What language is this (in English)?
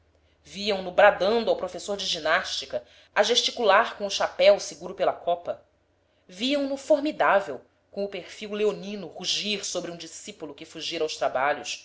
Portuguese